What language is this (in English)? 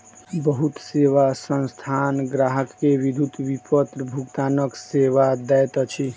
Maithili